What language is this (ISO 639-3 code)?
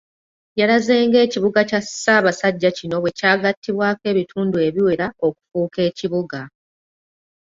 lug